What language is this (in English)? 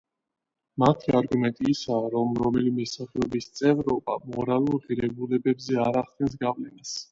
Georgian